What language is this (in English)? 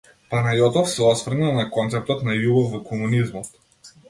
Macedonian